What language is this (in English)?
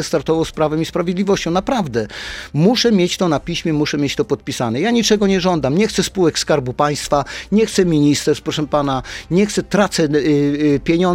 Polish